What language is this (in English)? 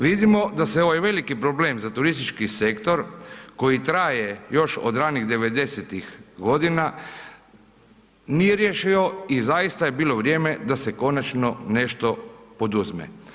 Croatian